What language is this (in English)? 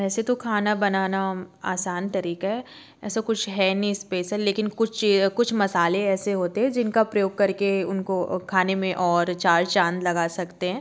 Hindi